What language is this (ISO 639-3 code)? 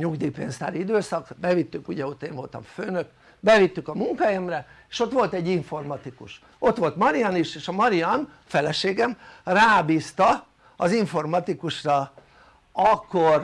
hun